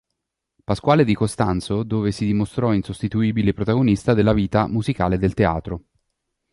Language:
Italian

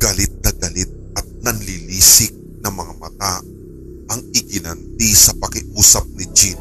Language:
Filipino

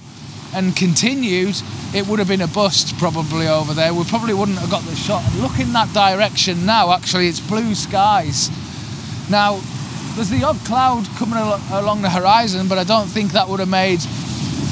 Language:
English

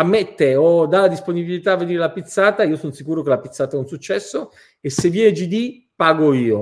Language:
Italian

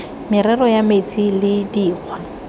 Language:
Tswana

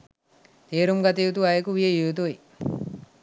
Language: Sinhala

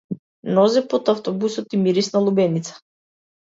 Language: Macedonian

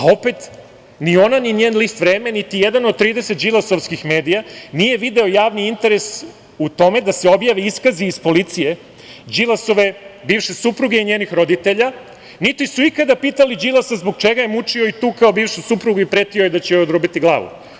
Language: Serbian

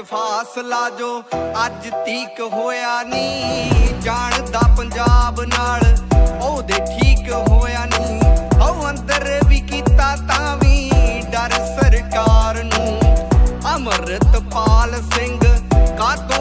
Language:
Punjabi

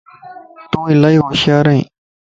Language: Lasi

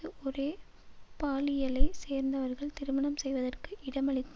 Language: Tamil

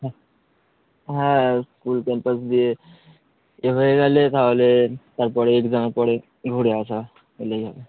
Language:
Bangla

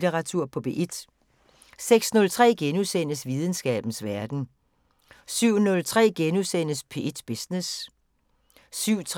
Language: Danish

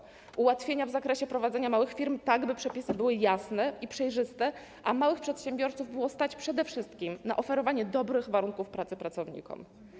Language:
Polish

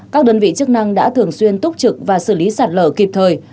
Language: Vietnamese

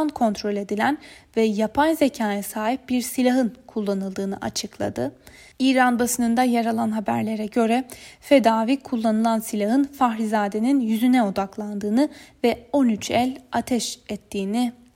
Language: Turkish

